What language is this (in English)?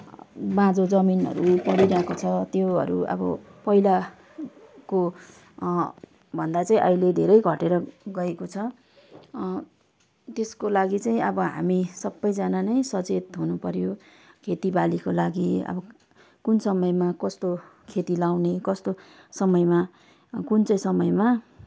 Nepali